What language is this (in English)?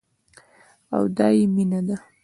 Pashto